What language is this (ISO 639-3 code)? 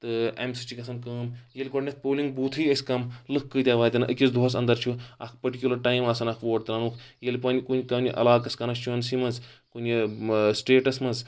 kas